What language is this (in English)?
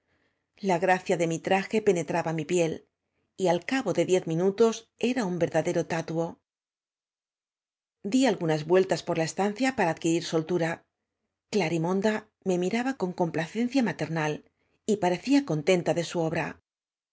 Spanish